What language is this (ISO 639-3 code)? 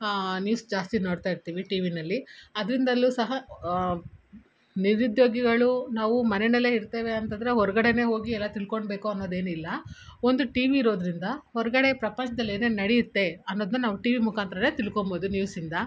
kan